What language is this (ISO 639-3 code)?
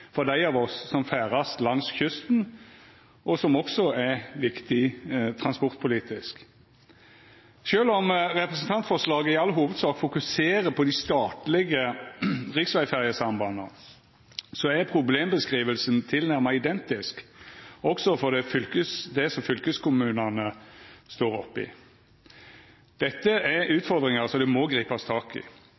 nno